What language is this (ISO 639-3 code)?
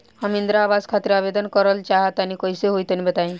bho